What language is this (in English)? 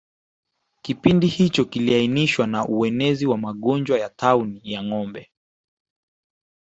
Swahili